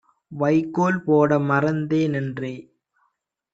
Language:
Tamil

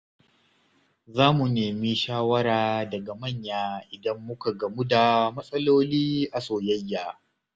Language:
Hausa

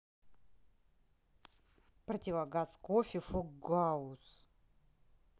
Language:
Russian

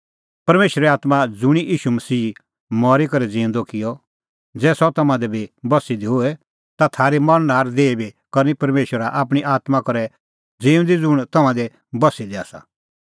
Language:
Kullu Pahari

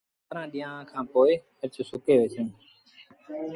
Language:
Sindhi Bhil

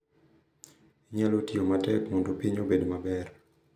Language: Luo (Kenya and Tanzania)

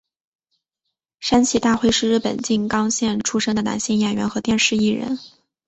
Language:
Chinese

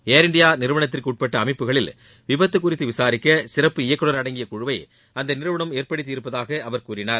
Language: Tamil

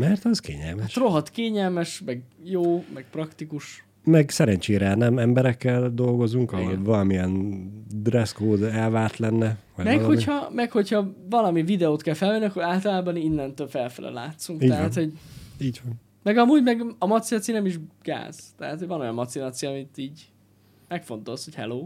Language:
Hungarian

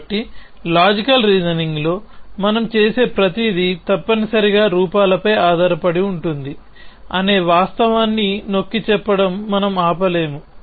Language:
Telugu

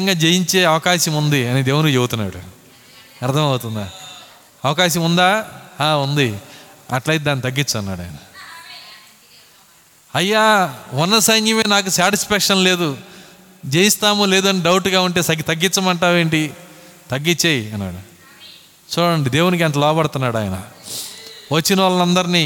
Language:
Telugu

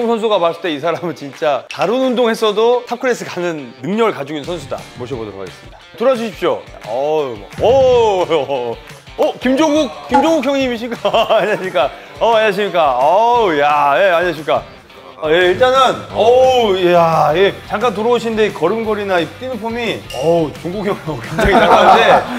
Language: Korean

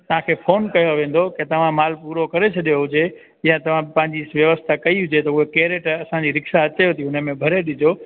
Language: Sindhi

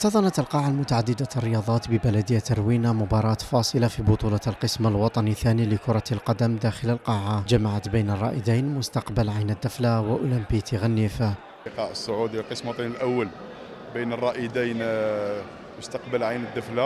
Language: Arabic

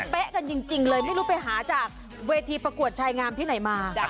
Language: Thai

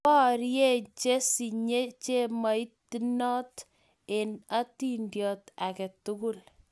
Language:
Kalenjin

